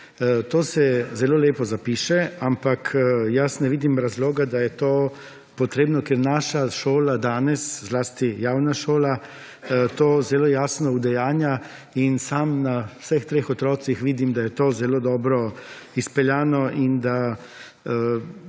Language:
Slovenian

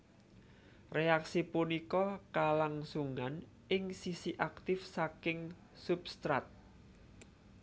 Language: Javanese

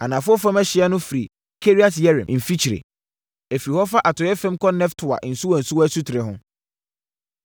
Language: Akan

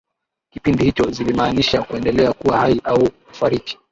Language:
Swahili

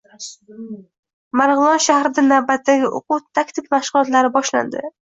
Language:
Uzbek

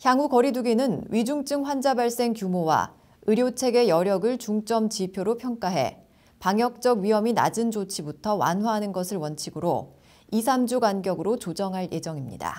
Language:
Korean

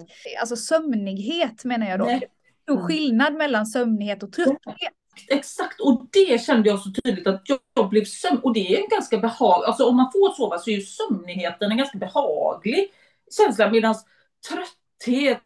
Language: Swedish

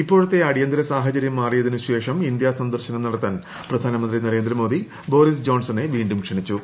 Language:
Malayalam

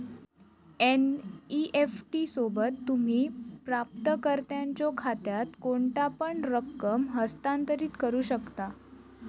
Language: Marathi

